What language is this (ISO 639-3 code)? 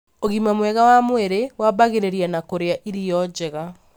kik